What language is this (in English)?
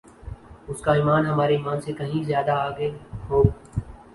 Urdu